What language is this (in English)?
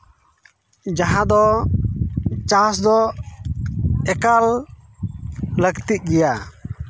Santali